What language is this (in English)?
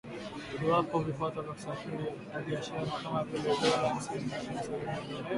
Swahili